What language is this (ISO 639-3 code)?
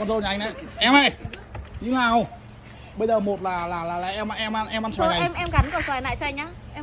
vie